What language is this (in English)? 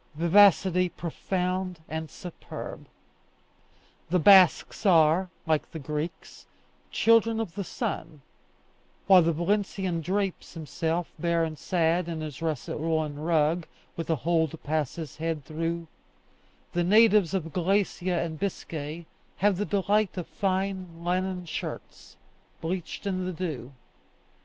English